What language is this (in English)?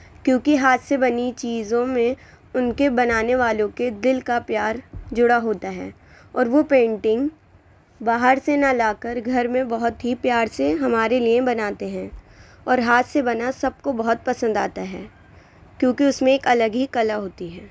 Urdu